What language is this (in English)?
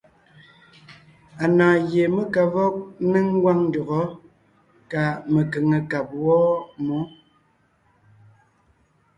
Ngiemboon